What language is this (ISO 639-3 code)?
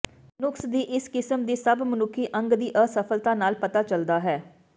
pan